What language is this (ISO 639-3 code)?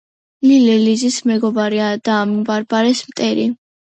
kat